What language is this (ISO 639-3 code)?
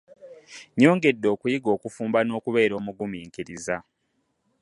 lug